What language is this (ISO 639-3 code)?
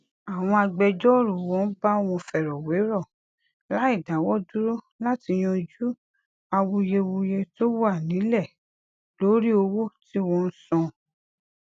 yor